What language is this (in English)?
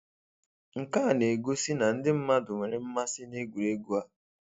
Igbo